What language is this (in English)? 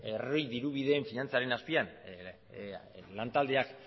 Basque